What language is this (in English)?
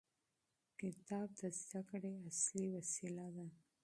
Pashto